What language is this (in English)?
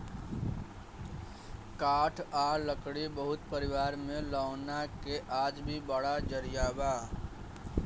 Bhojpuri